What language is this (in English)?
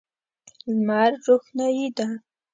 Pashto